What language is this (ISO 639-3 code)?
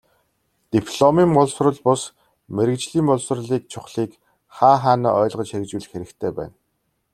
mon